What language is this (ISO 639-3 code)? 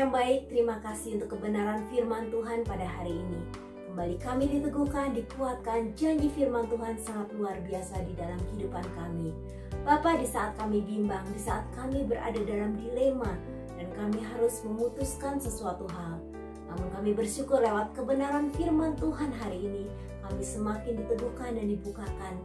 ind